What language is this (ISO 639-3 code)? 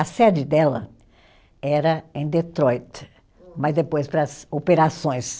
por